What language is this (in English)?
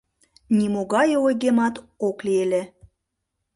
Mari